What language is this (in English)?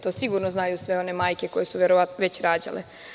Serbian